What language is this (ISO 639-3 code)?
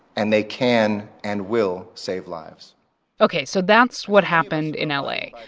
eng